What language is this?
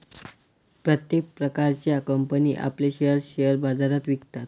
Marathi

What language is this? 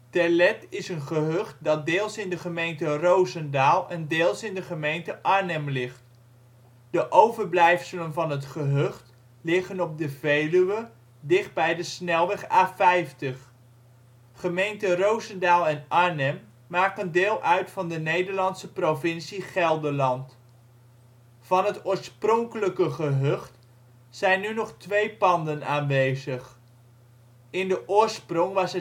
Dutch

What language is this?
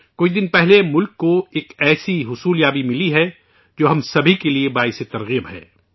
Urdu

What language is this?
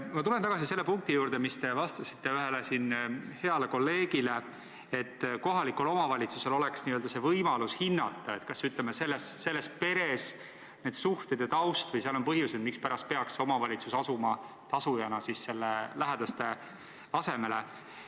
Estonian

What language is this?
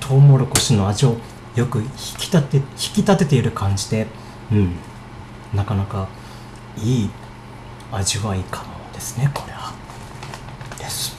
Japanese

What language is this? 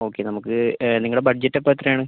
Malayalam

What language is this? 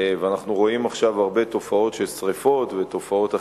Hebrew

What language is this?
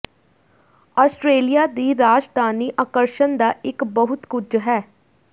Punjabi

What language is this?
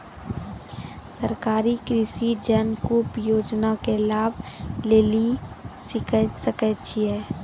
Maithili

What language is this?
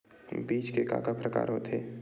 Chhattisgarhi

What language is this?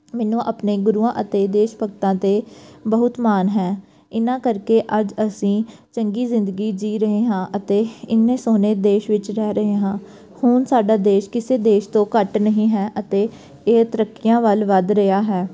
Punjabi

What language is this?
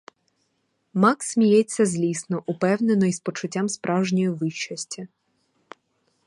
Ukrainian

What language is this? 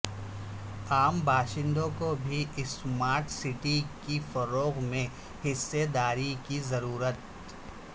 Urdu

